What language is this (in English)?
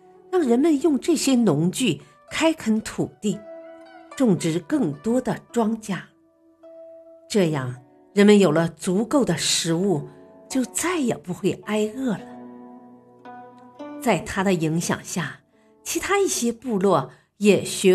Chinese